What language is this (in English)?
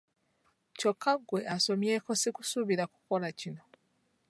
Ganda